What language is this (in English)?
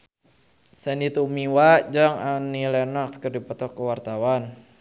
Sundanese